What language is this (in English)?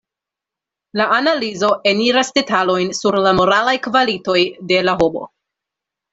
Esperanto